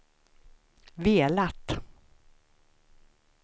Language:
Swedish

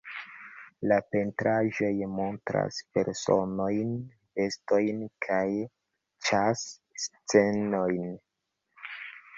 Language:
Esperanto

